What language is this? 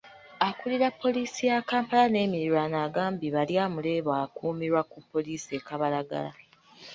Ganda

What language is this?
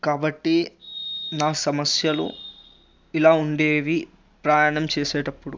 Telugu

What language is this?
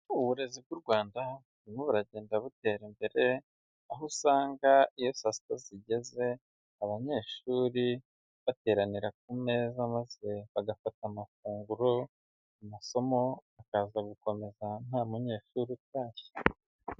Kinyarwanda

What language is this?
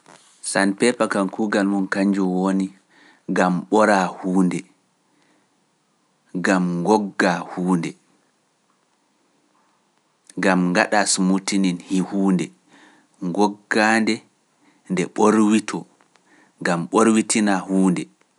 Pular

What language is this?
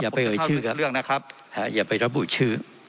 Thai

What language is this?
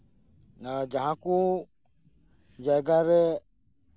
Santali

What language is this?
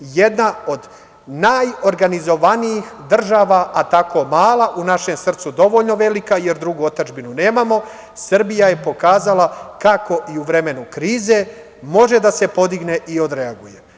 Serbian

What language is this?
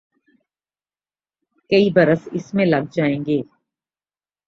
Urdu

